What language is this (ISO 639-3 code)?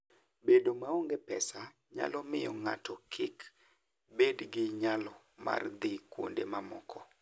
luo